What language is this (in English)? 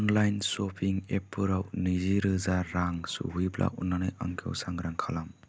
Bodo